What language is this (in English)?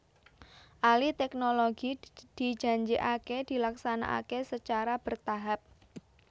Javanese